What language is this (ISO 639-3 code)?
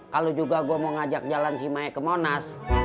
ind